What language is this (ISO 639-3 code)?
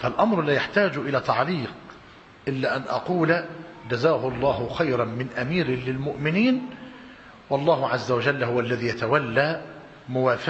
ara